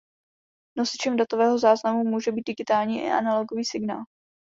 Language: Czech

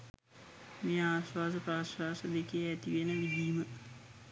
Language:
Sinhala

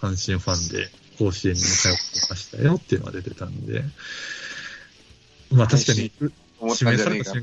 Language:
Japanese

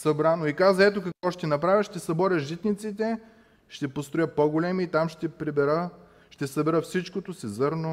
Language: Bulgarian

